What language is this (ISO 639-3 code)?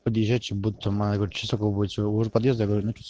rus